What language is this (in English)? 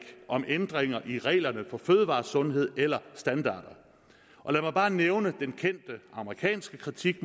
Danish